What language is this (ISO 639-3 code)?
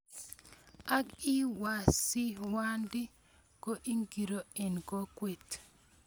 kln